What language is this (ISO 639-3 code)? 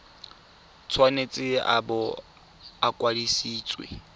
tsn